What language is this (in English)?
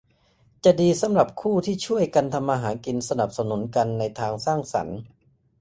Thai